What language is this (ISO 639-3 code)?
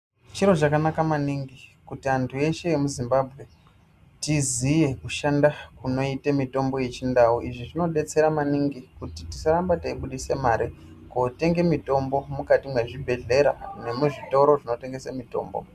ndc